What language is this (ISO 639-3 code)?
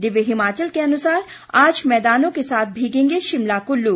hin